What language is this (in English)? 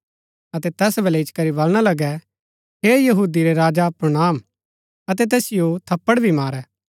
Gaddi